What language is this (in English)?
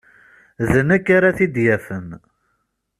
Kabyle